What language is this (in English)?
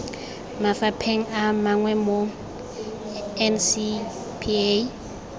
Tswana